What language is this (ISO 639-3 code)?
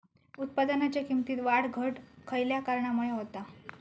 mar